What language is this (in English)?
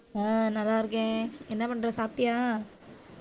Tamil